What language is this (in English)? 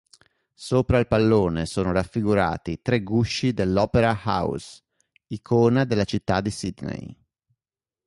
Italian